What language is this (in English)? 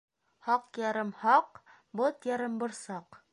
Bashkir